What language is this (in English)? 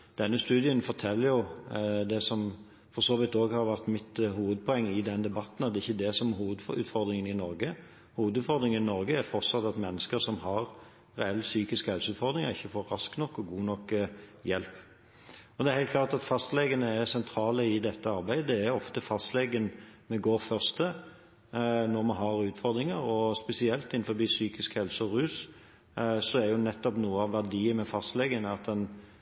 Norwegian Bokmål